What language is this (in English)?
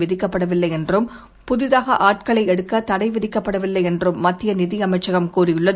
Tamil